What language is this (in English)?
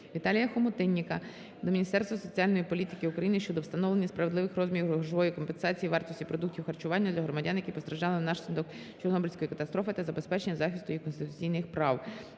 Ukrainian